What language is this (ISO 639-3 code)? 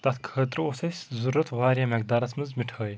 kas